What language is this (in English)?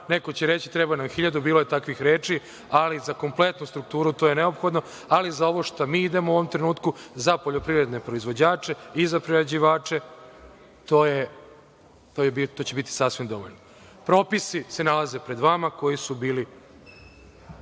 Serbian